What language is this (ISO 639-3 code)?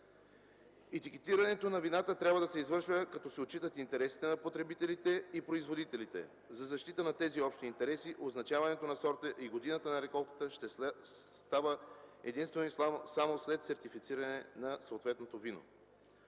bul